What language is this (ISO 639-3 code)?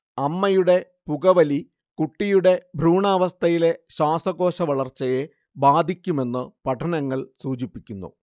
mal